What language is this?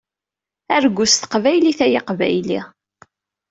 Kabyle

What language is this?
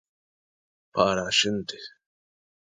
Galician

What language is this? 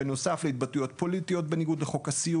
Hebrew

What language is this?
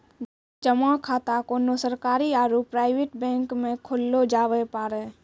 Maithili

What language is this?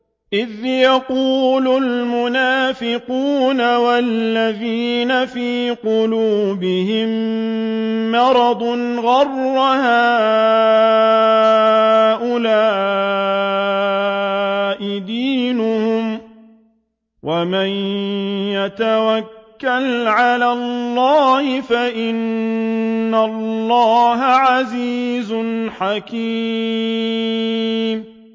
Arabic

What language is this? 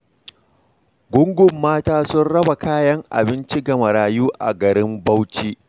Hausa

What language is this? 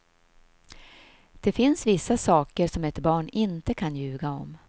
Swedish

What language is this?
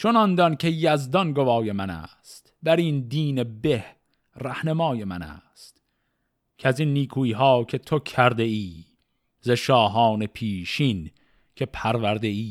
Persian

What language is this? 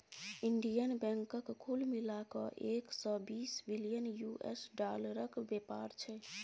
Maithili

